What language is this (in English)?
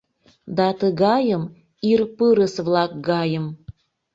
Mari